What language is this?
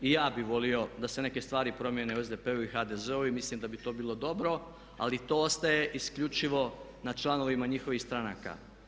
Croatian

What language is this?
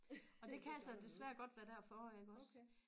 Danish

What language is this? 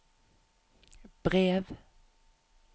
Norwegian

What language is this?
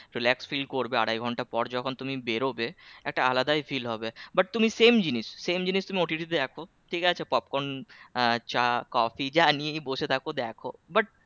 Bangla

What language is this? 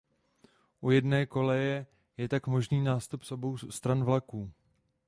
Czech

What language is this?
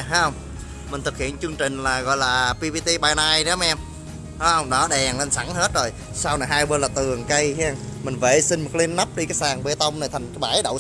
Vietnamese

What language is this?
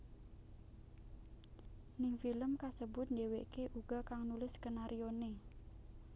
Javanese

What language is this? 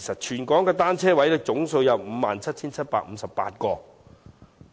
Cantonese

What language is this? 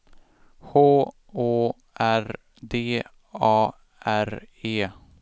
Swedish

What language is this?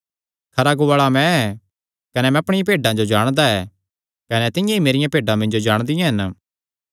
Kangri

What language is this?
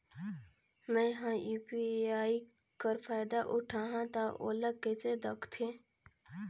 Chhattisgarhi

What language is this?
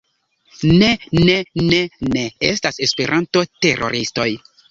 Esperanto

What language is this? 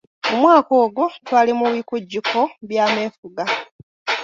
Ganda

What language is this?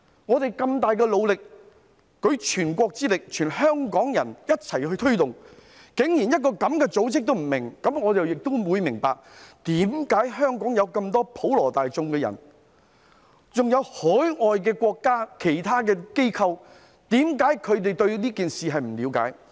Cantonese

